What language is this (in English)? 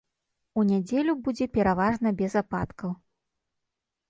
Belarusian